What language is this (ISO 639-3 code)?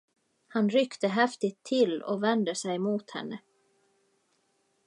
swe